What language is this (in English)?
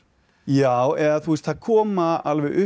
Icelandic